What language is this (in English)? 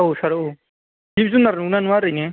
Bodo